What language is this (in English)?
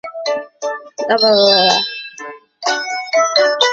Chinese